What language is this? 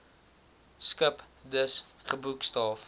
Afrikaans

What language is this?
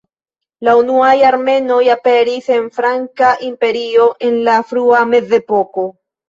Esperanto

